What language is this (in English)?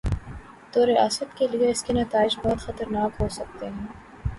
Urdu